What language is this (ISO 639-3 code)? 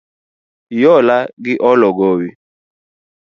luo